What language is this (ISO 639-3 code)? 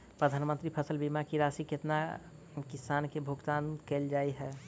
mai